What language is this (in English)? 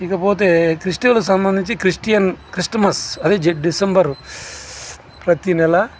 Telugu